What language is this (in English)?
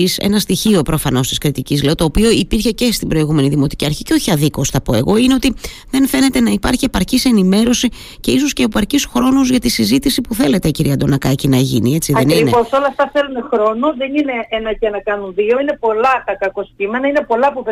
Greek